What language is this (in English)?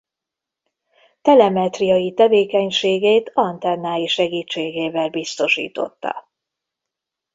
Hungarian